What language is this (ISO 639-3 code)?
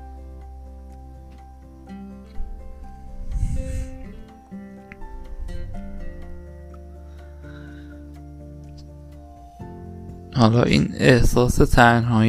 fas